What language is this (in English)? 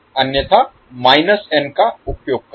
Hindi